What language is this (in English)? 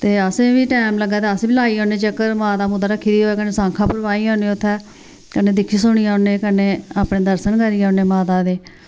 Dogri